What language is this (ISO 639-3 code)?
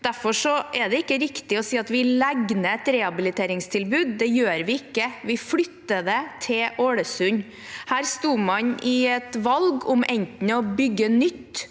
nor